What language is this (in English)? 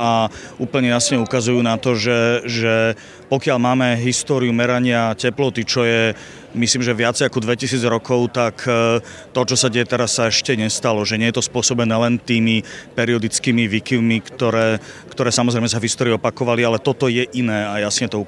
Slovak